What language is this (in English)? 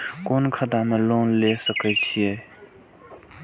Maithili